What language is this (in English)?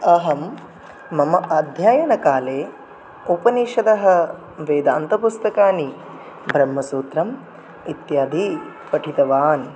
Sanskrit